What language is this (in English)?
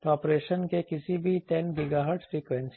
Hindi